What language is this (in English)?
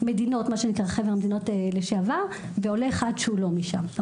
Hebrew